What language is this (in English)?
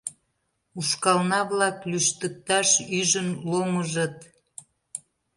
Mari